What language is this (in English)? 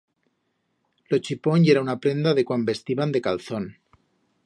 Aragonese